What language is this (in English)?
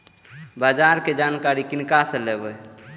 Maithili